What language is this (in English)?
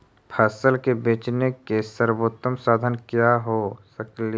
Magahi